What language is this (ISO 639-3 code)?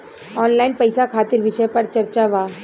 bho